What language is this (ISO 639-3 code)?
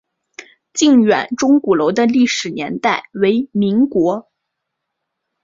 zho